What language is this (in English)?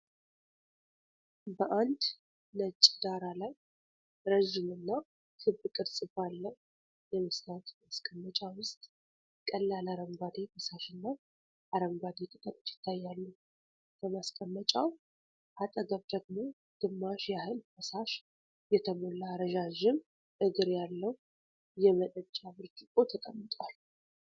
Amharic